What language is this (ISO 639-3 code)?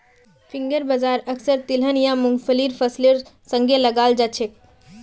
mag